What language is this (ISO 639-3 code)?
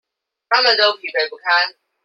zho